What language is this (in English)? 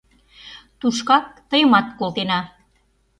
Mari